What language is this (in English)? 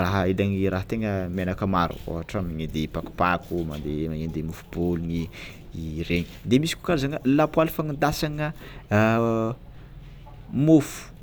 Tsimihety Malagasy